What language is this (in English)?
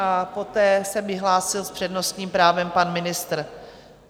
Czech